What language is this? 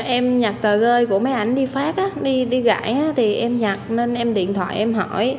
Vietnamese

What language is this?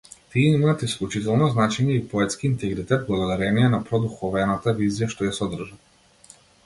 Macedonian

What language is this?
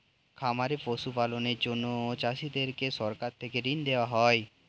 Bangla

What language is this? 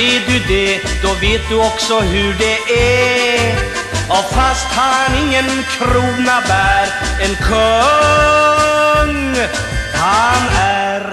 Swedish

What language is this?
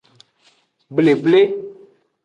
Aja (Benin)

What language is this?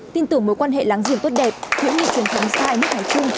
Vietnamese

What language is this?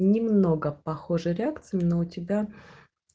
Russian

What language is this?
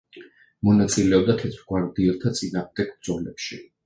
Georgian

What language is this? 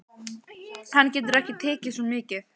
Icelandic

